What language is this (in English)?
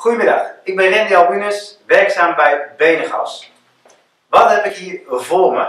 Dutch